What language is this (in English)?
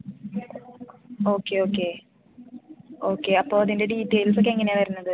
Malayalam